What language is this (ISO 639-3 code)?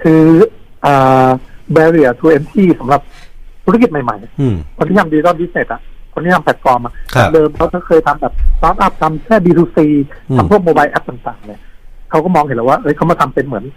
tha